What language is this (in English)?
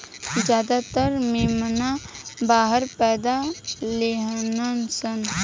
Bhojpuri